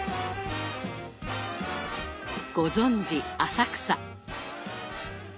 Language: Japanese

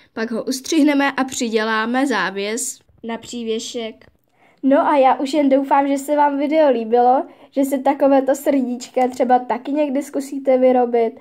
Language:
Czech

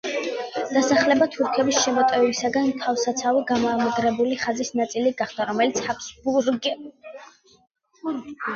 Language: Georgian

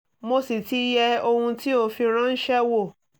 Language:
Yoruba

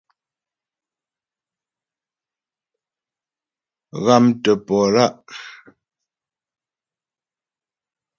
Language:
Ghomala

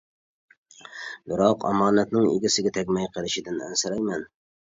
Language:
Uyghur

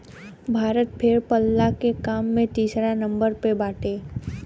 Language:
Bhojpuri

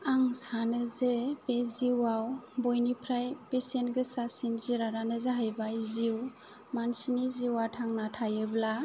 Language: Bodo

